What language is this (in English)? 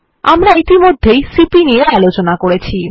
Bangla